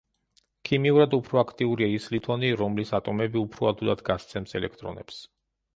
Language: Georgian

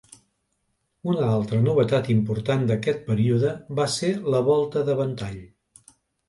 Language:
Catalan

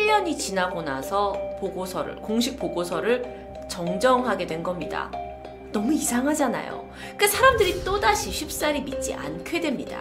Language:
Korean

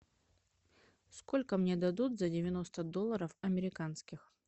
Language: Russian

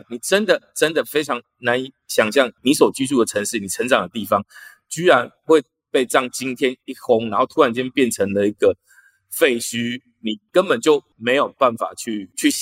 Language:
Chinese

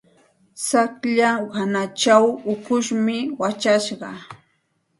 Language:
Santa Ana de Tusi Pasco Quechua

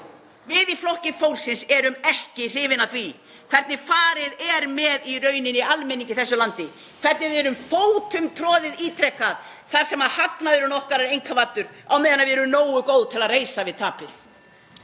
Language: Icelandic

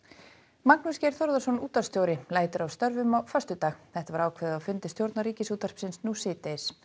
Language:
Icelandic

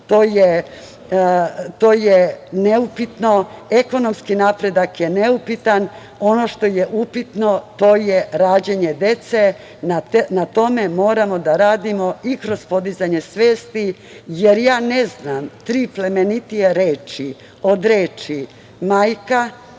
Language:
Serbian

